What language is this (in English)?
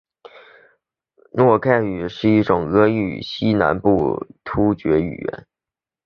Chinese